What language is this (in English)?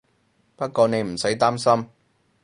Cantonese